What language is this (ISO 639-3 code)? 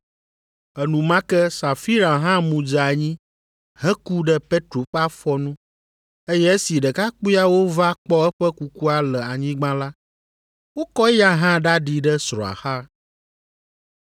ewe